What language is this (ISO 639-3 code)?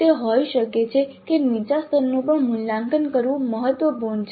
guj